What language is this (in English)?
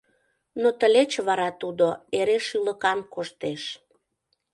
Mari